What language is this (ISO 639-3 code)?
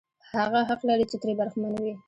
pus